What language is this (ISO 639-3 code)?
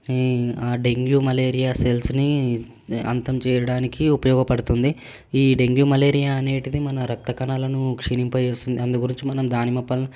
tel